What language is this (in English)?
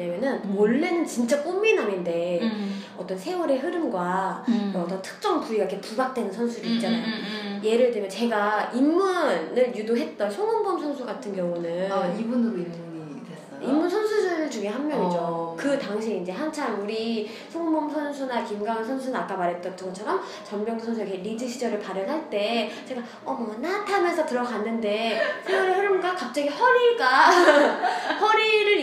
Korean